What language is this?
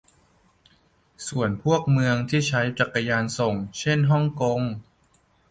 Thai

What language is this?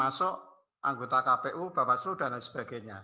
Indonesian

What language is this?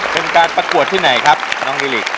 Thai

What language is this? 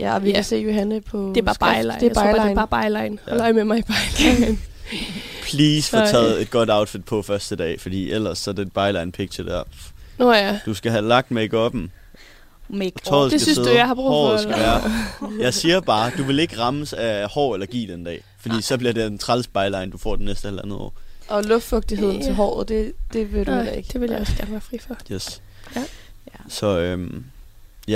Danish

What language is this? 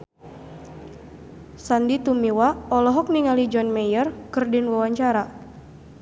Sundanese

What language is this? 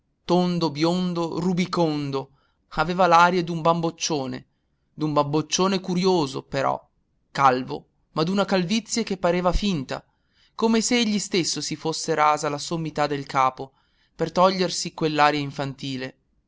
Italian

